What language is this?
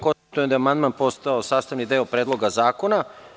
Serbian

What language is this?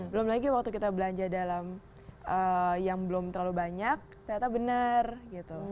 Indonesian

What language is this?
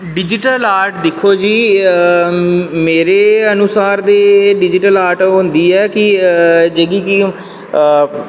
Dogri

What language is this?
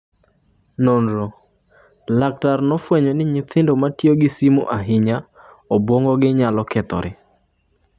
Luo (Kenya and Tanzania)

